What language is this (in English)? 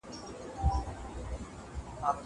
Pashto